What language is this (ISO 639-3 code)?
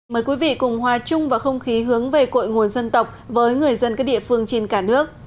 vie